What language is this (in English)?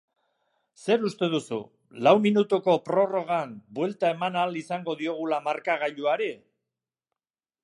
Basque